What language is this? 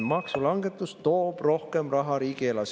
Estonian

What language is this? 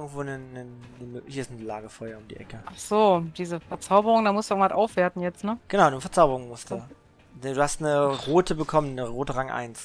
German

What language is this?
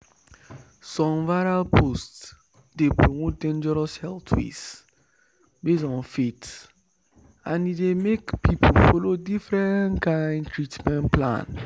Nigerian Pidgin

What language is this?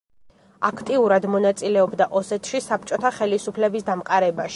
Georgian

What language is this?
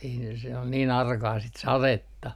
Finnish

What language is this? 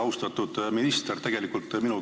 Estonian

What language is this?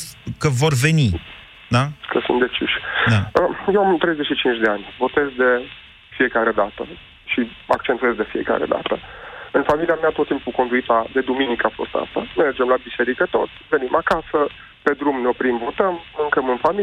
Romanian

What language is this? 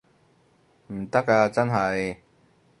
Cantonese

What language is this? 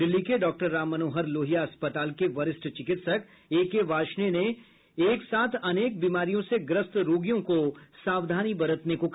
Hindi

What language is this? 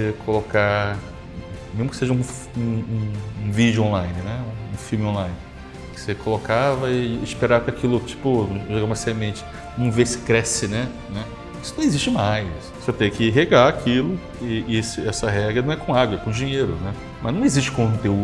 Portuguese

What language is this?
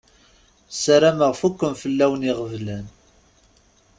Kabyle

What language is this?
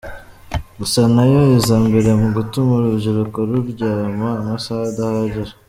Kinyarwanda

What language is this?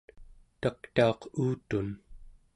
Central Yupik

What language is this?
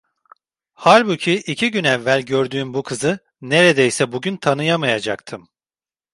Turkish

